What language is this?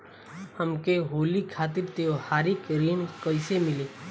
Bhojpuri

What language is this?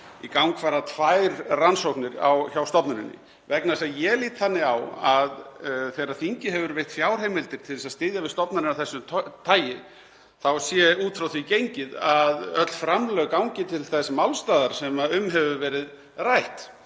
Icelandic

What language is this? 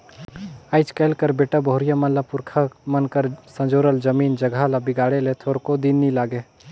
Chhattisgarhi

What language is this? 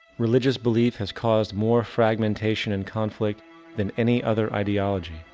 English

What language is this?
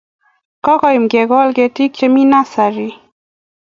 Kalenjin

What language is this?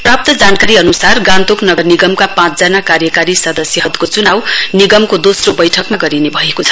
Nepali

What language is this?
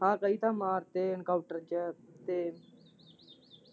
Punjabi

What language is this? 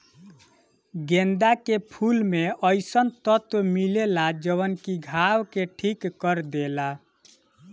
Bhojpuri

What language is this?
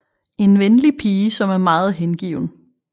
Danish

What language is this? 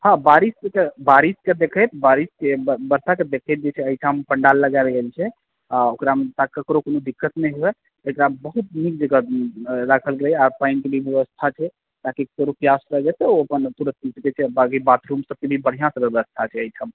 Maithili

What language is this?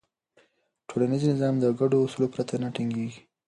Pashto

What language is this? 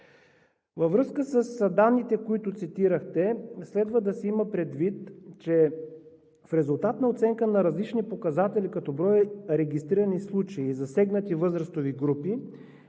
Bulgarian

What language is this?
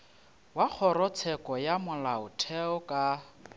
Northern Sotho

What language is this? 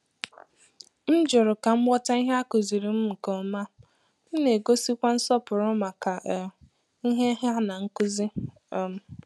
Igbo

